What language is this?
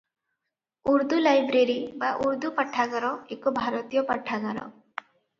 Odia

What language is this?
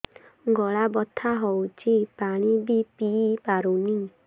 Odia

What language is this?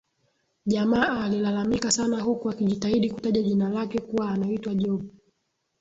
Swahili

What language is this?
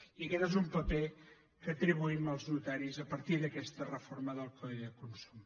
Catalan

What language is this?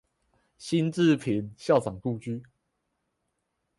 Chinese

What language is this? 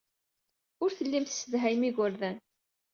Kabyle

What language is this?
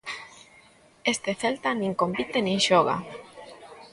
Galician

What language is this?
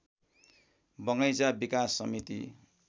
Nepali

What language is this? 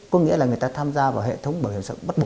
Vietnamese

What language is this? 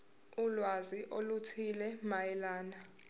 Zulu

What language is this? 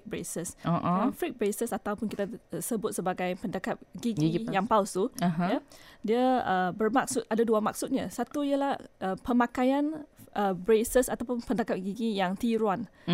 Malay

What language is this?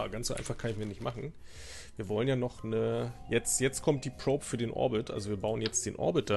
German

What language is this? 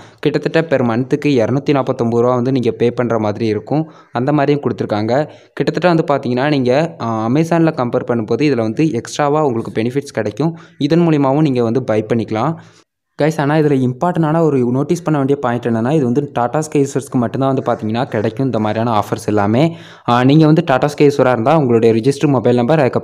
Romanian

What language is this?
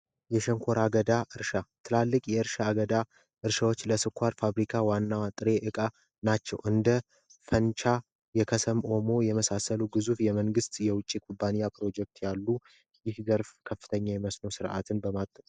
Amharic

